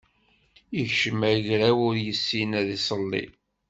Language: Kabyle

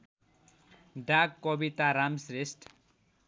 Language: Nepali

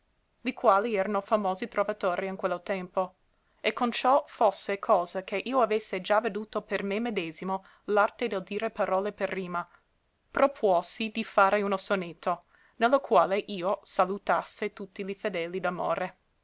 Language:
Italian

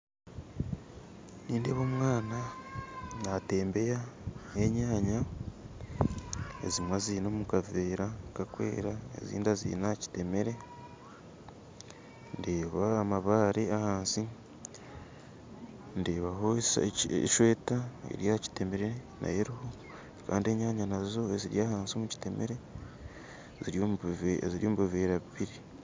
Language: Nyankole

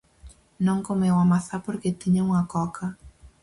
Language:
Galician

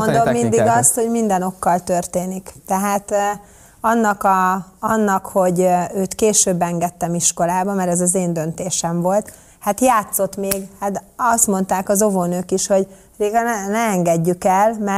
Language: Hungarian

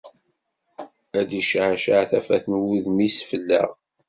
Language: Kabyle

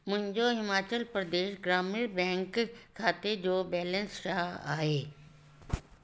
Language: Sindhi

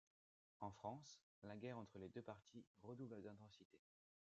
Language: French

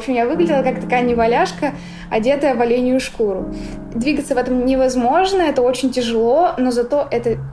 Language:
Russian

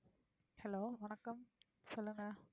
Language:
Tamil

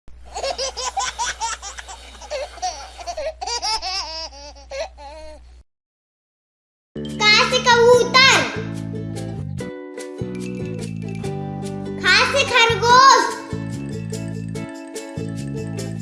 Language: Hindi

